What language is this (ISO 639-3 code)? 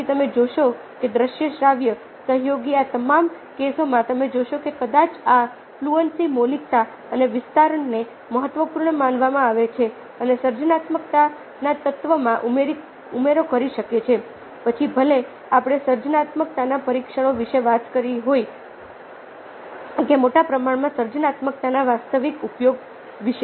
guj